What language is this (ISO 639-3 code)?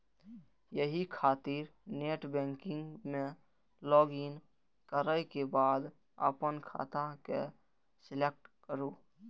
mai